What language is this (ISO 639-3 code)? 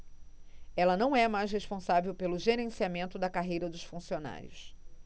por